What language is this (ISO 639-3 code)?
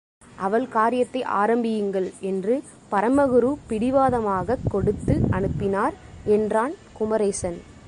tam